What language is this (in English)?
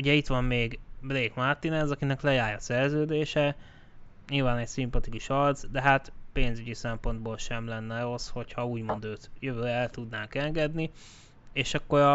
Hungarian